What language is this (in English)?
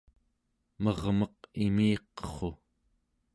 Central Yupik